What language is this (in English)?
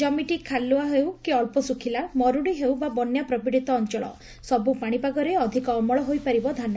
Odia